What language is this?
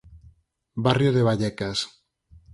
Galician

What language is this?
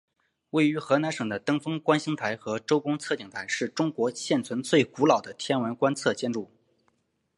Chinese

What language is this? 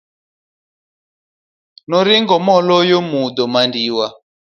Luo (Kenya and Tanzania)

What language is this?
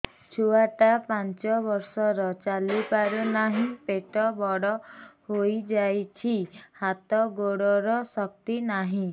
Odia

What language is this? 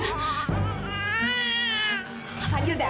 Indonesian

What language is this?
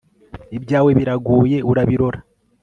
Kinyarwanda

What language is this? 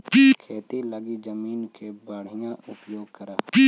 Magahi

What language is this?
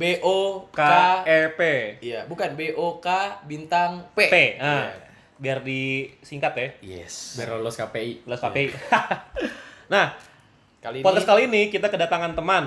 Indonesian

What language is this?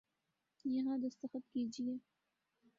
Urdu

